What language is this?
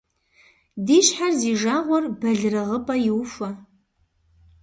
Kabardian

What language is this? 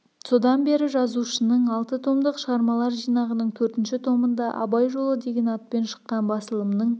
Kazakh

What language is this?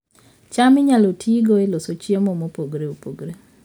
Luo (Kenya and Tanzania)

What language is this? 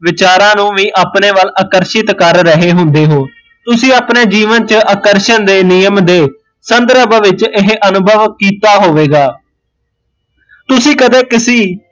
Punjabi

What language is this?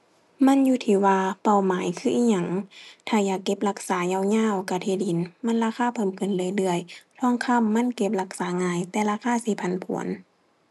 Thai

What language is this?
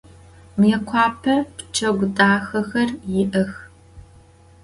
Adyghe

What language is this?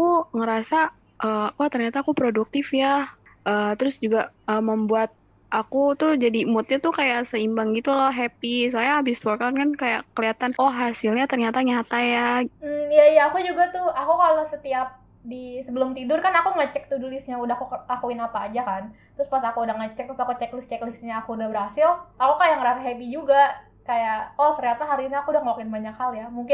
Indonesian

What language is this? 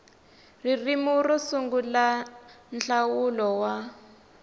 Tsonga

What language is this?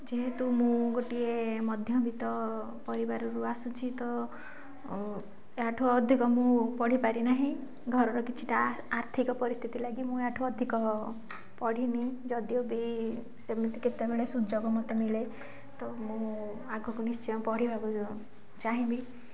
Odia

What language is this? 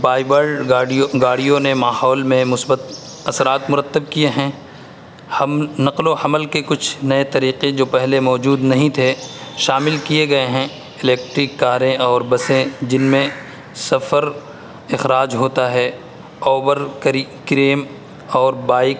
Urdu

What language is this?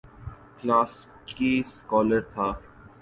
Urdu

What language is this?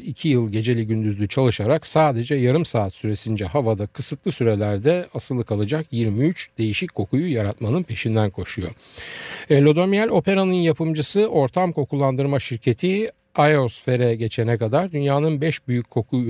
Turkish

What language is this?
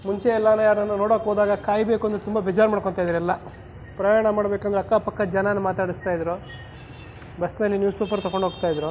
Kannada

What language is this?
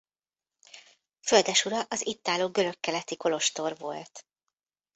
Hungarian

